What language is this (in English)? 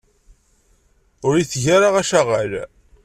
Kabyle